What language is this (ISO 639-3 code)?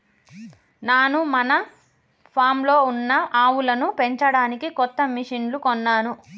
tel